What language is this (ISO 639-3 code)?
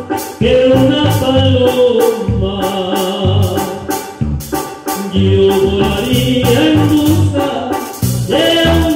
ron